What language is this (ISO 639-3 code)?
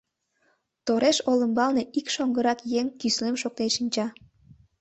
chm